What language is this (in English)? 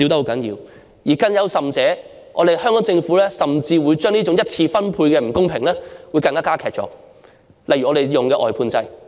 Cantonese